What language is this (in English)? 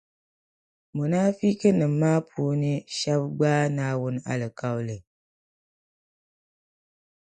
Dagbani